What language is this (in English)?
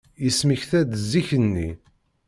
Kabyle